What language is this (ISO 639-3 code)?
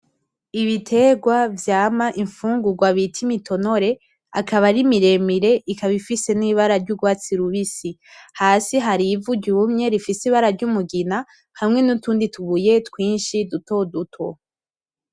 run